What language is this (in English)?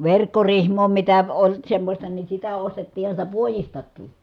Finnish